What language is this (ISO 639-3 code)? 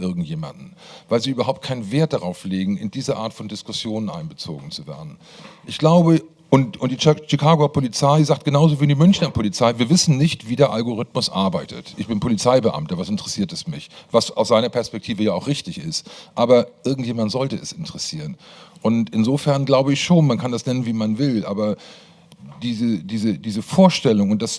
deu